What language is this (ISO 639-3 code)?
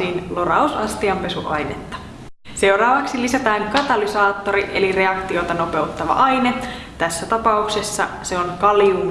fin